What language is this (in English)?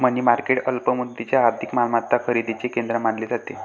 Marathi